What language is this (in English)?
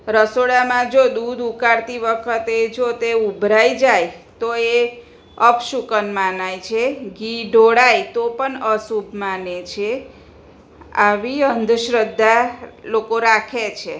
Gujarati